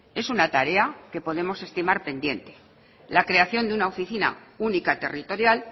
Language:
Spanish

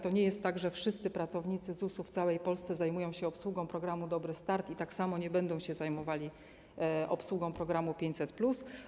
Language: Polish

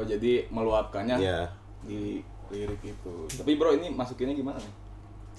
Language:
Indonesian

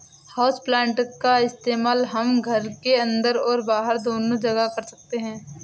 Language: Hindi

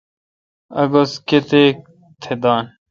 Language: Kalkoti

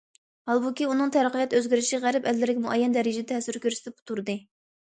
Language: Uyghur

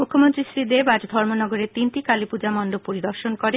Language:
Bangla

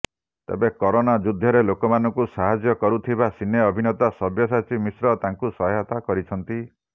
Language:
Odia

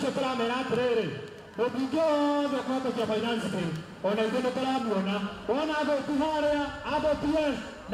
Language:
Arabic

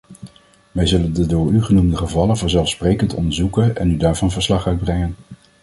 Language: Dutch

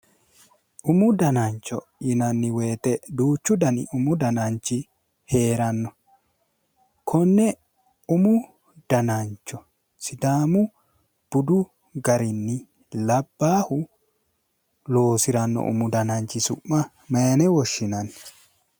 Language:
Sidamo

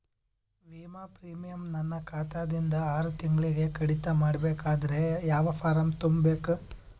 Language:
Kannada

